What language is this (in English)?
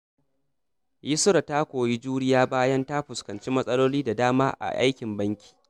Hausa